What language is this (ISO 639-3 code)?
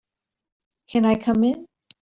eng